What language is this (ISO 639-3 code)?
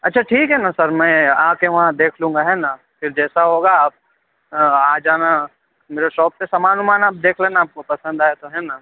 urd